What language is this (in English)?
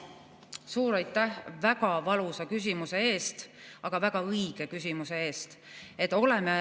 Estonian